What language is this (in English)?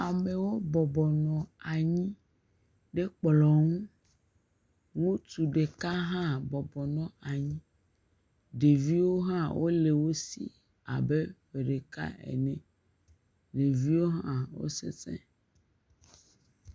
Ewe